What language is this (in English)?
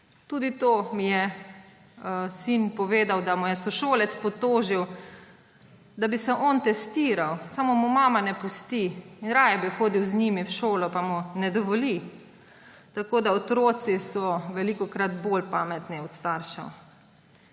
Slovenian